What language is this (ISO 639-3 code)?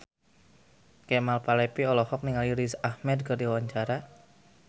sun